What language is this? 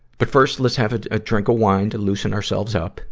English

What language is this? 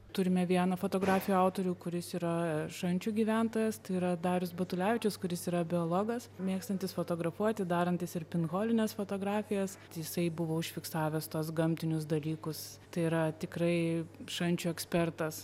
Lithuanian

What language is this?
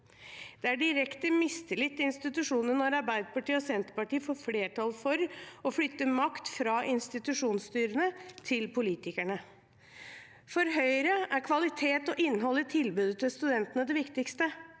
Norwegian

